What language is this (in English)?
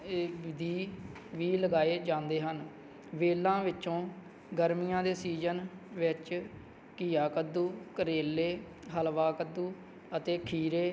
Punjabi